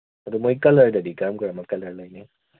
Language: Manipuri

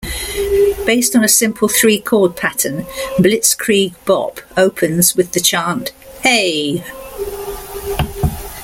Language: English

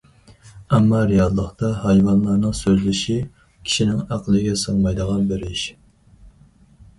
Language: Uyghur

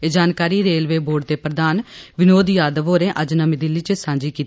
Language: Dogri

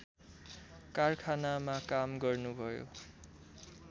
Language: Nepali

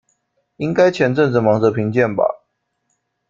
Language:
Chinese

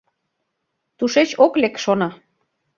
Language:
Mari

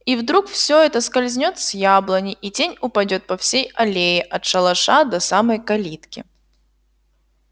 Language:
Russian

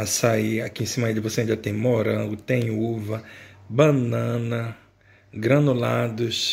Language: Portuguese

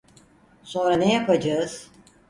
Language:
Turkish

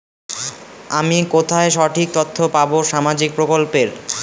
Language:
Bangla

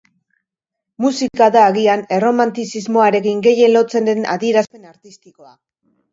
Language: Basque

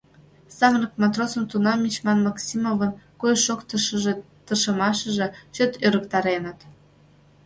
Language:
Mari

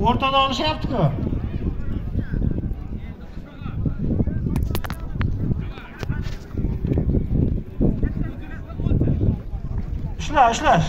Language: Turkish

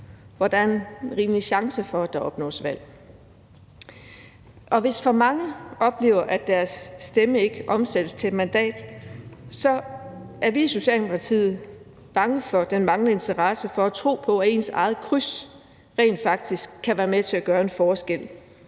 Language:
Danish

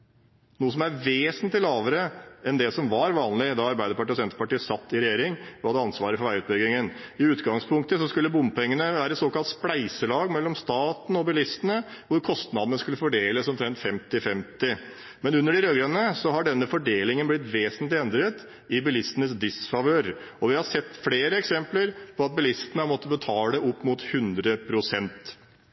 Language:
Norwegian Bokmål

